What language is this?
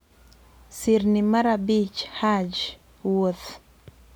Luo (Kenya and Tanzania)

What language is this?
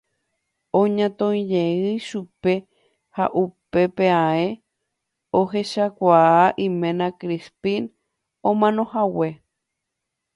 Guarani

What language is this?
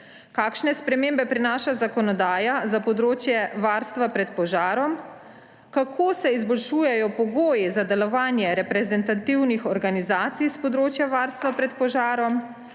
Slovenian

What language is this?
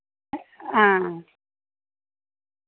Dogri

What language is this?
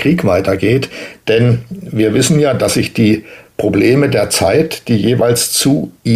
German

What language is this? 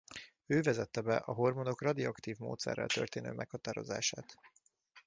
Hungarian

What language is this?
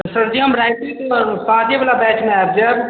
Maithili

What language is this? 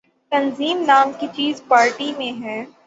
Urdu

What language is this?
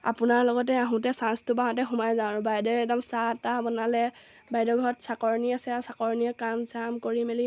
Assamese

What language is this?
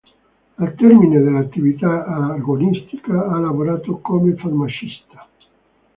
Italian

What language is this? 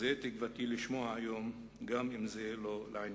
Hebrew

